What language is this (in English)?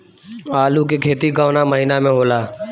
Bhojpuri